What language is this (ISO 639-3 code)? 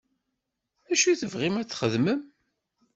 kab